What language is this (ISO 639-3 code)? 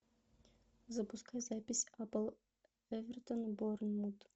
rus